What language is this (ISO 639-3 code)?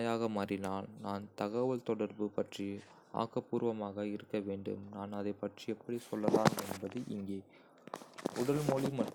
kfe